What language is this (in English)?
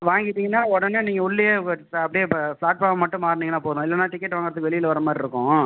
Tamil